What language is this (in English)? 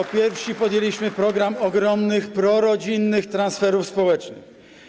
Polish